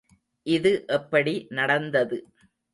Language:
Tamil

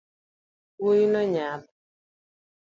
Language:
Luo (Kenya and Tanzania)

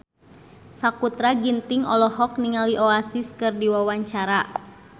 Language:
Sundanese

